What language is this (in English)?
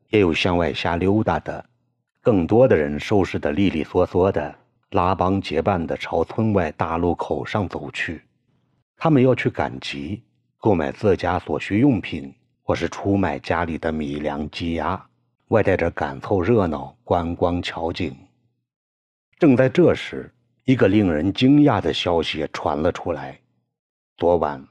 Chinese